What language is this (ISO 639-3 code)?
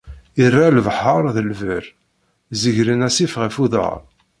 kab